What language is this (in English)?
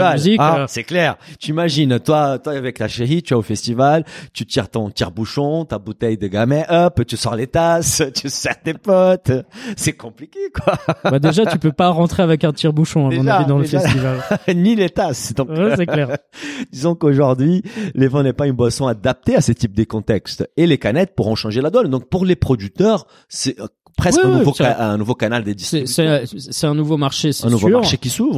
French